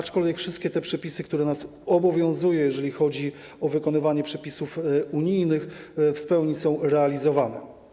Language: Polish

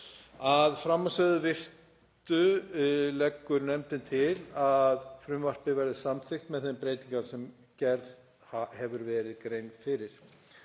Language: Icelandic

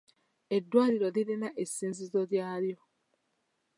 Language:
Ganda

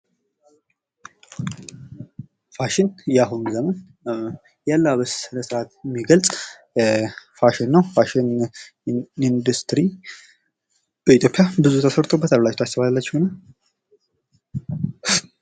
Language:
Amharic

